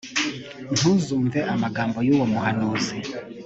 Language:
Kinyarwanda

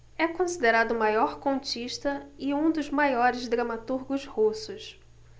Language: Portuguese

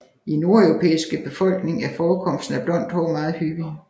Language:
Danish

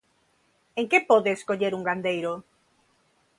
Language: Galician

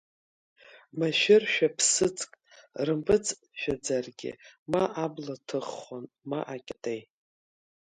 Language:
Abkhazian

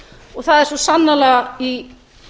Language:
Icelandic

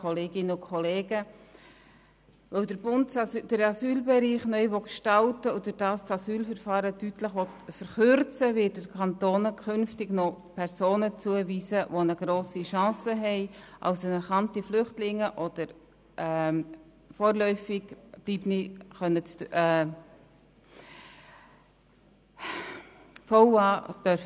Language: Swiss German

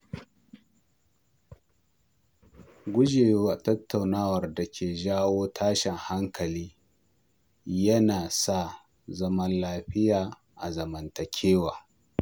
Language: Hausa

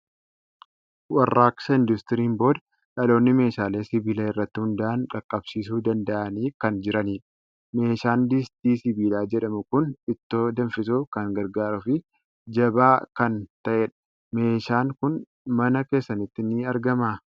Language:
Oromo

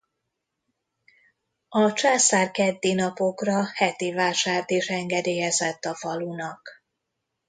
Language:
Hungarian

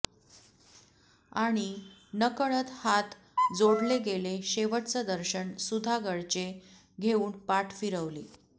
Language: Marathi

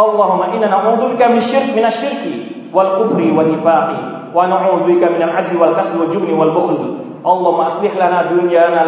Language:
Indonesian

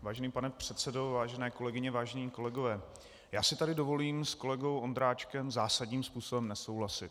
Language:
Czech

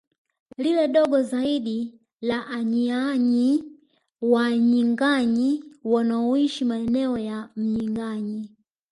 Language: Swahili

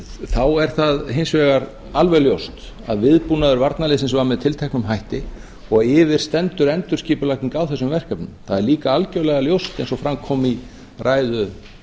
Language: Icelandic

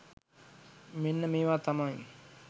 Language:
Sinhala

